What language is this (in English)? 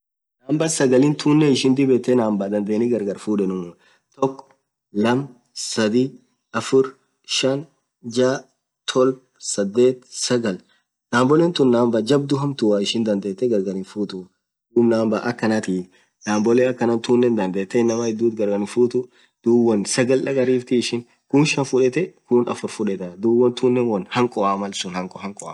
Orma